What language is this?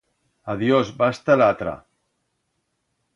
Aragonese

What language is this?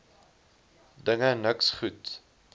Afrikaans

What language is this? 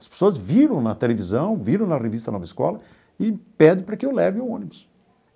Portuguese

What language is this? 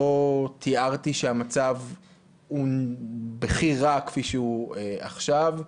Hebrew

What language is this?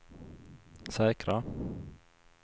Swedish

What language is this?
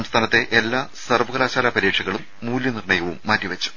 Malayalam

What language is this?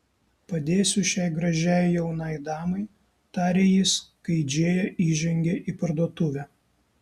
Lithuanian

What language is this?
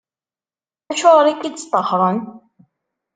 Kabyle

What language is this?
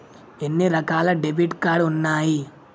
Telugu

